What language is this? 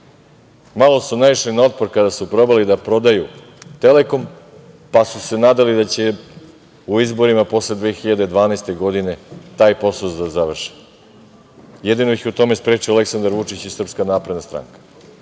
Serbian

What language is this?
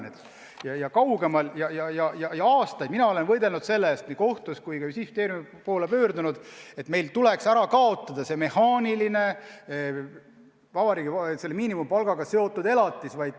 Estonian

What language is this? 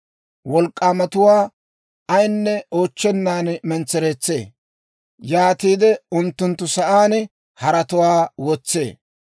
Dawro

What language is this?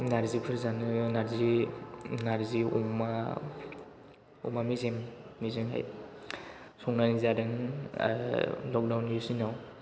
Bodo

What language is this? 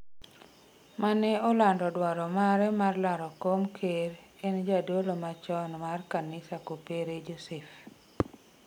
Luo (Kenya and Tanzania)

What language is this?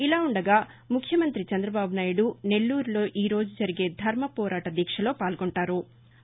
Telugu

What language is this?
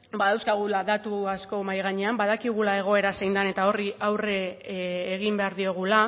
Basque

